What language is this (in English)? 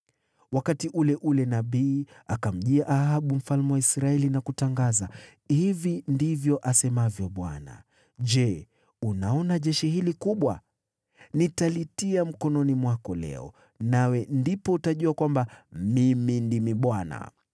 Swahili